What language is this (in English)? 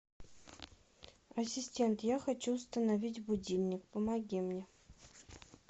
Russian